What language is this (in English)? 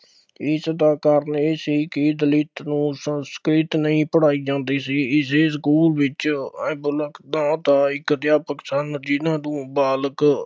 Punjabi